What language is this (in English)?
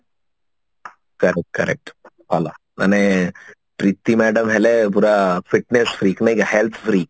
Odia